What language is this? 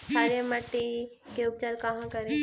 Magahi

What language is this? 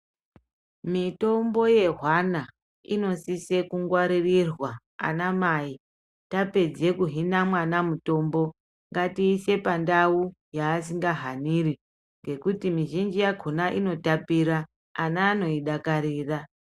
Ndau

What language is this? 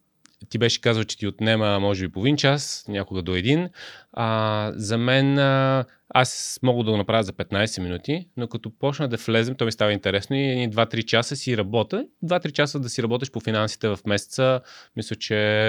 Bulgarian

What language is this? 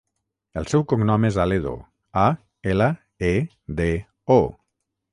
Catalan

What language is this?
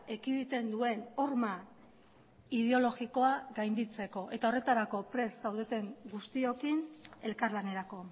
Basque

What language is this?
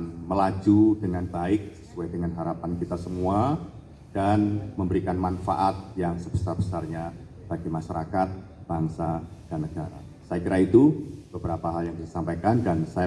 Indonesian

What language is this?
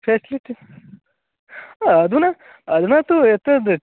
Sanskrit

